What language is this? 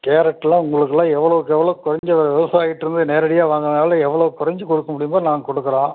Tamil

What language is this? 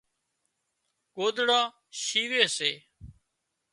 Wadiyara Koli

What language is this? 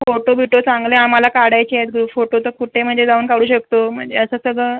Marathi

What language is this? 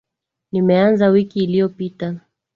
Swahili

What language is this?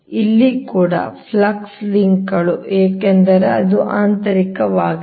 Kannada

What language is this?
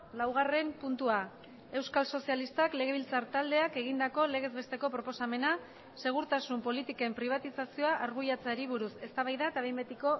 Basque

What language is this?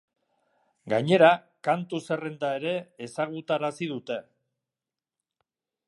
Basque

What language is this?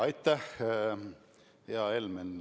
Estonian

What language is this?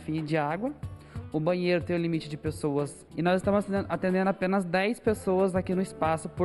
Portuguese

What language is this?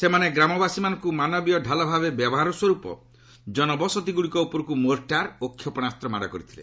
Odia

